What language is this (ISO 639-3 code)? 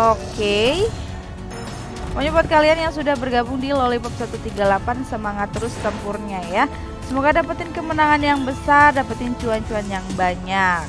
ind